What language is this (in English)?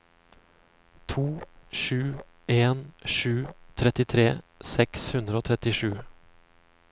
Norwegian